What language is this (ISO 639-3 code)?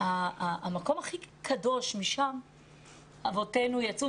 heb